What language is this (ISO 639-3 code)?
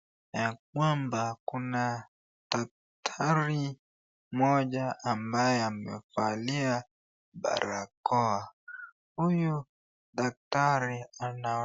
swa